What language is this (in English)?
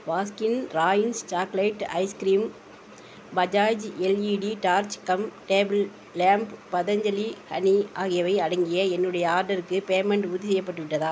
Tamil